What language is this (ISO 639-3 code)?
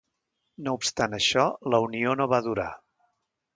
cat